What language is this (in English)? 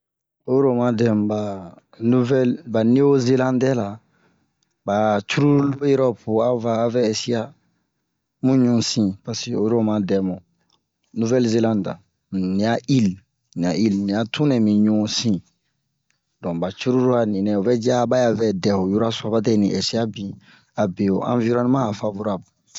Bomu